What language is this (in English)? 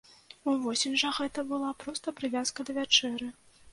Belarusian